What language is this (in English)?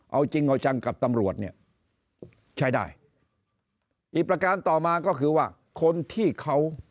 Thai